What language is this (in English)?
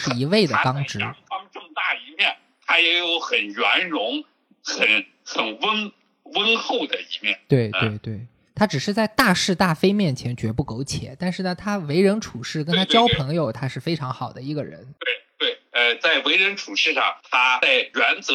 Chinese